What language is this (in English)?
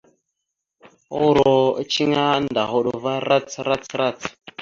Mada (Cameroon)